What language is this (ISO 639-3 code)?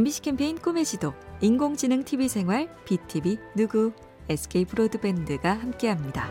kor